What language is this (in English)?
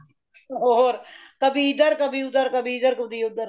Punjabi